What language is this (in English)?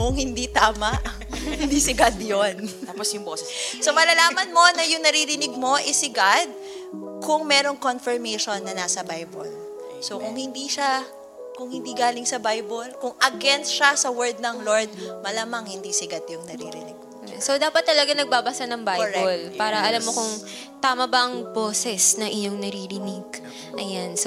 Filipino